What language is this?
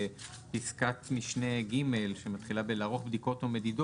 Hebrew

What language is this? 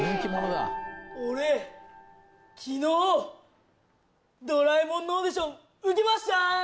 Japanese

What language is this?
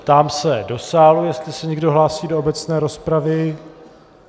Czech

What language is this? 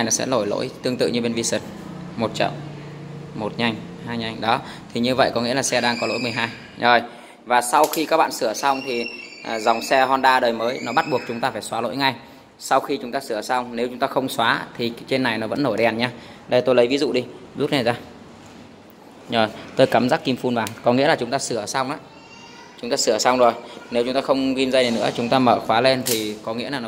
Vietnamese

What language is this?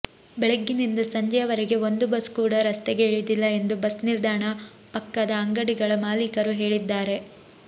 Kannada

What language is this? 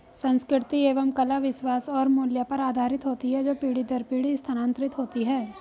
Hindi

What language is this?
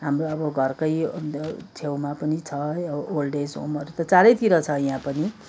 Nepali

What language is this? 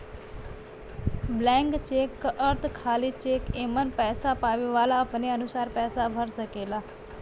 Bhojpuri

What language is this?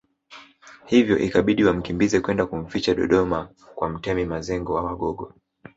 Swahili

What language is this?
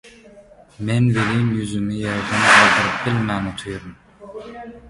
Turkmen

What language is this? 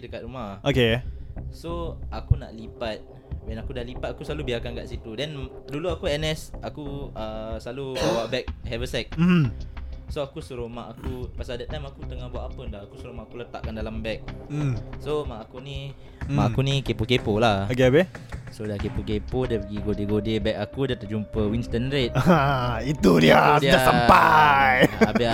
Malay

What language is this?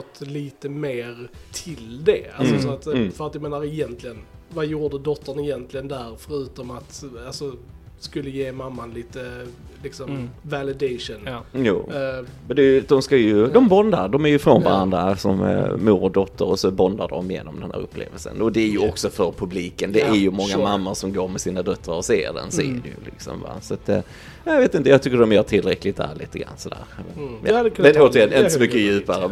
Swedish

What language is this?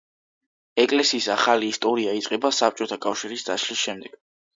Georgian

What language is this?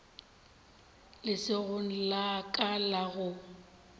Northern Sotho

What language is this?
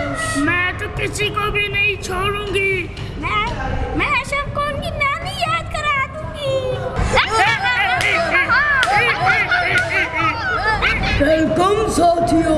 Urdu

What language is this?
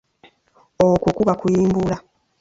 Ganda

